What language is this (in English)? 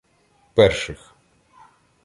Ukrainian